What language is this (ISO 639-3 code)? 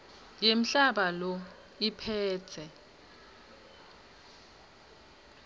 ssw